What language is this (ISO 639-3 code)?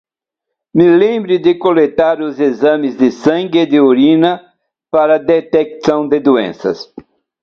por